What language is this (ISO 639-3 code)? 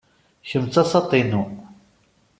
kab